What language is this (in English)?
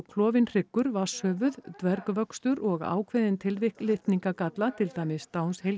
Icelandic